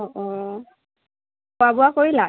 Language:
Assamese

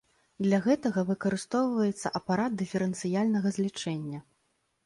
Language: Belarusian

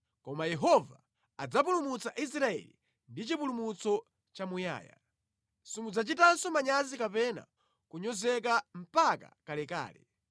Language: Nyanja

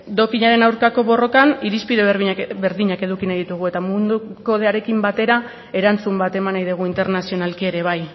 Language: Basque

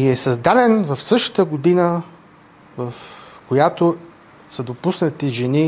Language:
Bulgarian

